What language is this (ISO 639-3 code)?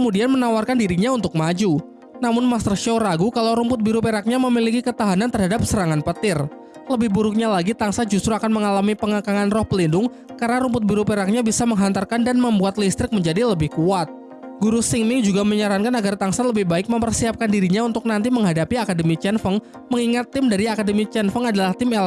ind